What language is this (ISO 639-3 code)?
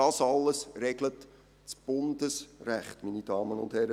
gsw